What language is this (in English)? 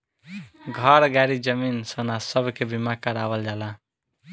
Bhojpuri